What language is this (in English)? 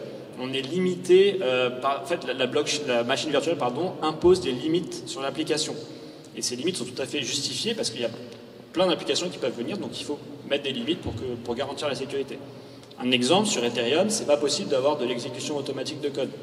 French